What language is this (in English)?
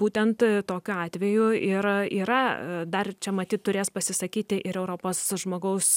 Lithuanian